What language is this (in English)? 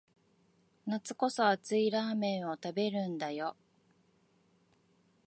Japanese